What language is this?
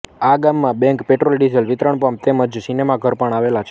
Gujarati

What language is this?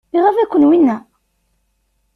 Kabyle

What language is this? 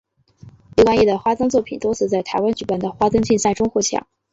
Chinese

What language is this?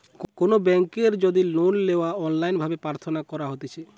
Bangla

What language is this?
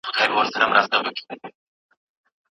Pashto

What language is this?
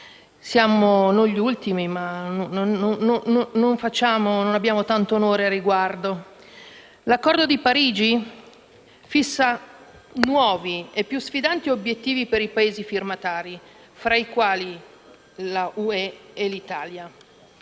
Italian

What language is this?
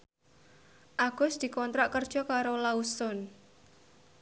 Javanese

